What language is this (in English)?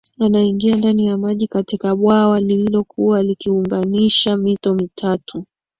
Swahili